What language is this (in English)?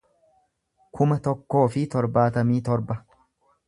Oromo